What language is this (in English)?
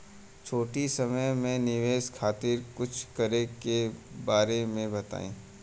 Bhojpuri